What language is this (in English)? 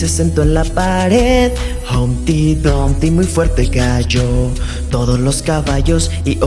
Spanish